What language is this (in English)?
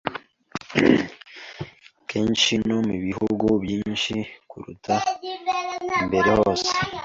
Kinyarwanda